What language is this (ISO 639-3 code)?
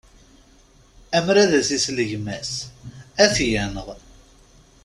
kab